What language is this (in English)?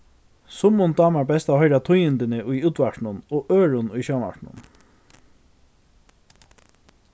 Faroese